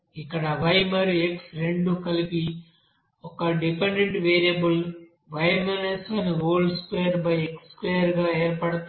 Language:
Telugu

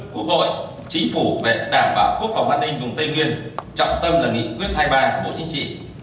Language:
Vietnamese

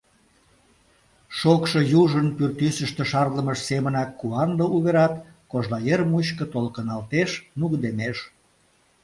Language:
Mari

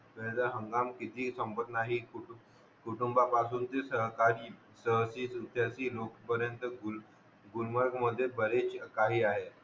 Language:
Marathi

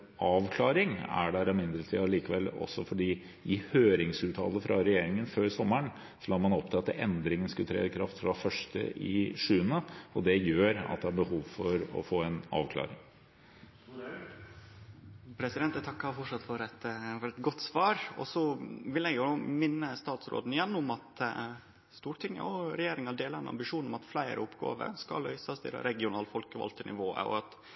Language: Norwegian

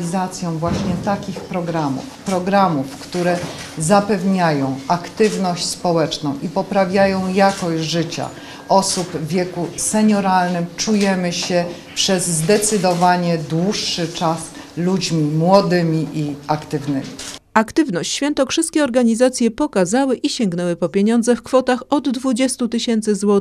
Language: Polish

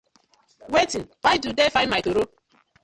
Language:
Nigerian Pidgin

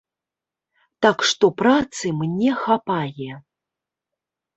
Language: Belarusian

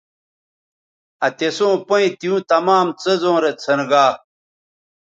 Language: Bateri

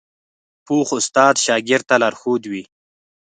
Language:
Pashto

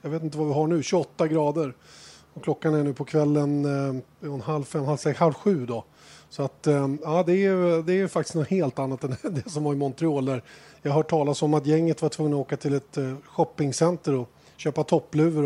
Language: Swedish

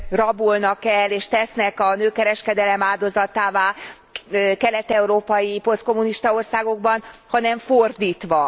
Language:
Hungarian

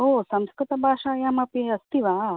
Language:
Sanskrit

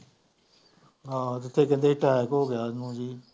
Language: Punjabi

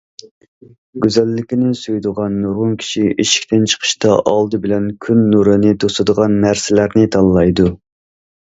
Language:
Uyghur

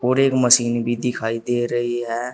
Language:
Hindi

